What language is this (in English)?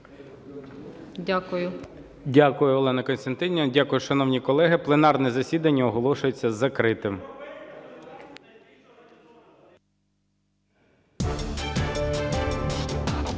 Ukrainian